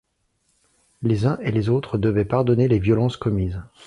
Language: French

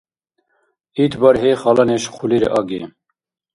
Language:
Dargwa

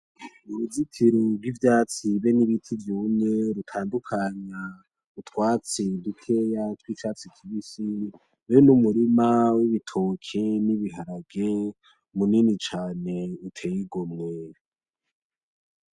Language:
Rundi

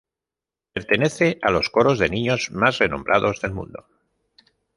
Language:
Spanish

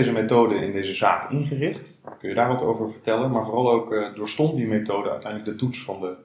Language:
Dutch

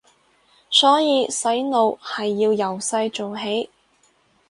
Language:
Cantonese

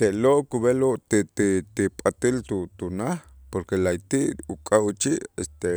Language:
Itzá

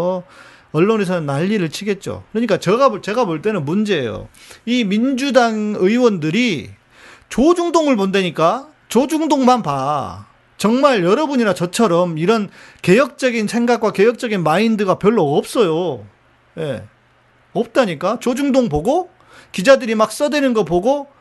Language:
Korean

